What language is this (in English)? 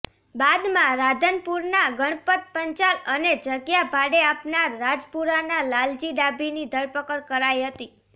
Gujarati